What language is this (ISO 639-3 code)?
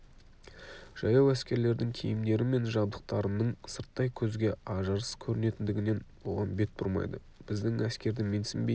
kaz